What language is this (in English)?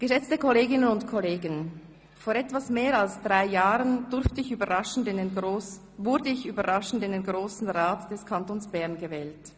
Swiss German